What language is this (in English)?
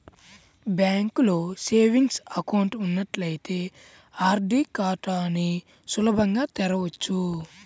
Telugu